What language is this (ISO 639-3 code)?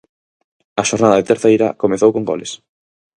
glg